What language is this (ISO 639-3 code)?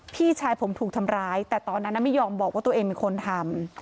tha